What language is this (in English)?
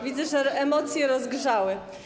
Polish